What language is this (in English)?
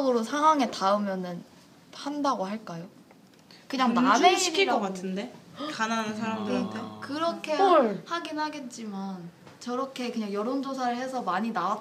Korean